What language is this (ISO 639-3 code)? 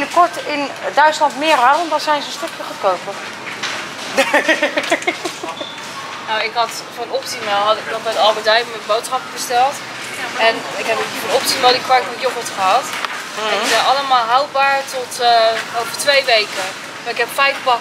nld